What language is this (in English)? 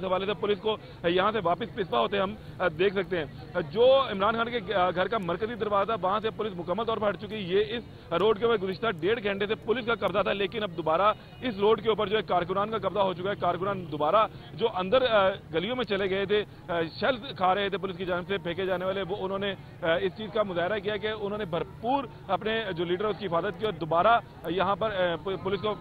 Hindi